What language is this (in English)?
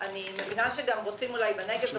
Hebrew